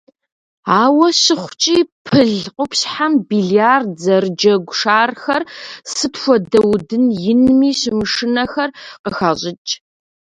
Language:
Kabardian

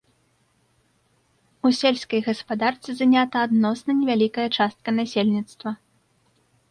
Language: Belarusian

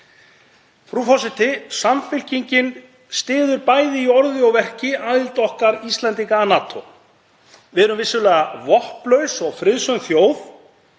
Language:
Icelandic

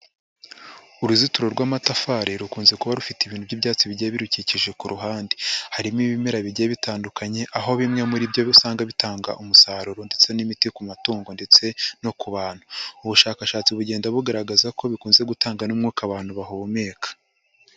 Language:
Kinyarwanda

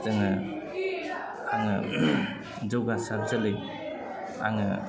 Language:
Bodo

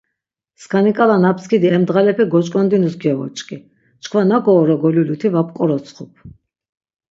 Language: Laz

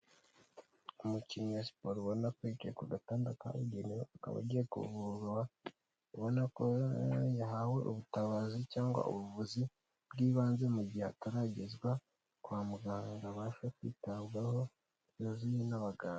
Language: Kinyarwanda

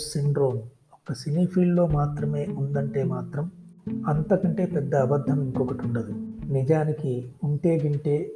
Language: Telugu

